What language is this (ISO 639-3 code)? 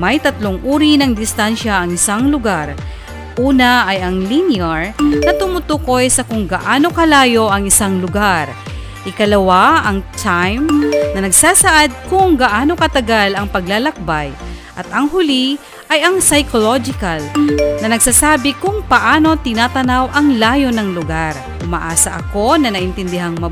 fil